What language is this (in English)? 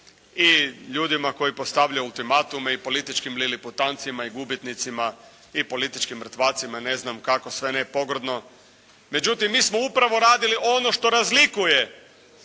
Croatian